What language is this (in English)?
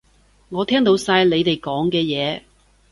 Cantonese